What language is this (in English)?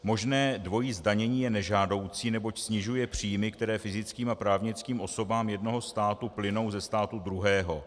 Czech